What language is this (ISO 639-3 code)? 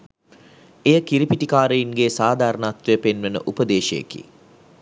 sin